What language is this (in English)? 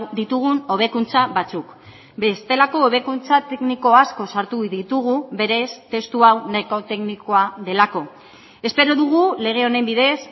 Basque